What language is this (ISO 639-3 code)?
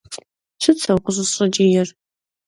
kbd